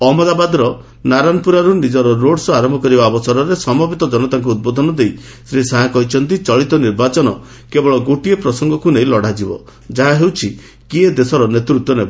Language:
Odia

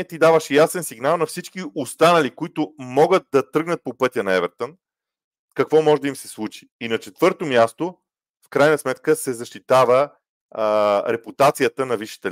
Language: Bulgarian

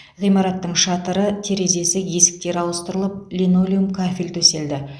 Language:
Kazakh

